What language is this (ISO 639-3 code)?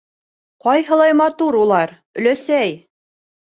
bak